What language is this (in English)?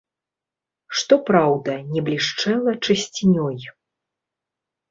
Belarusian